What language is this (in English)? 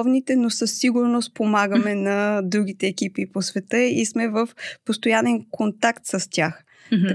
Bulgarian